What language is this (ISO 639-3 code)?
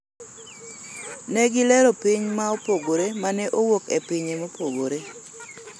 luo